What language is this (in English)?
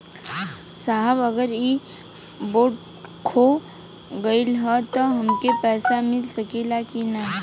Bhojpuri